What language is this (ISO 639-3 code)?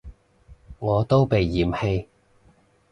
yue